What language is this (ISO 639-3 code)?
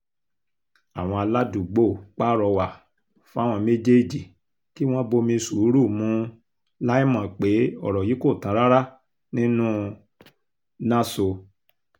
yor